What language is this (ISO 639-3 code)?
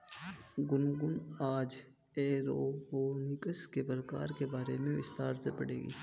hin